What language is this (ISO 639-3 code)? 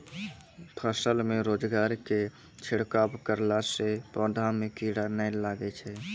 mai